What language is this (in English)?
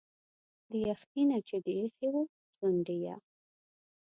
Pashto